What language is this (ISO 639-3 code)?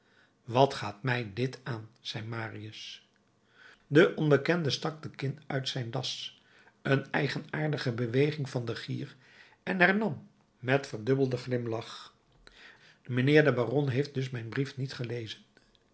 nld